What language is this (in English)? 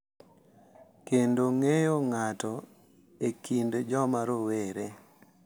Luo (Kenya and Tanzania)